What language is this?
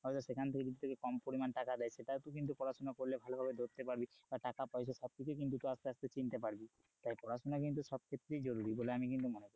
Bangla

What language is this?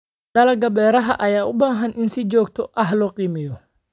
Somali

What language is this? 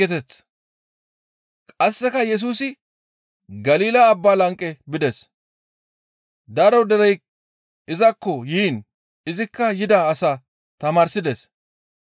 Gamo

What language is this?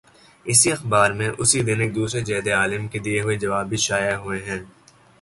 Urdu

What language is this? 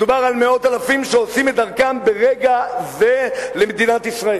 Hebrew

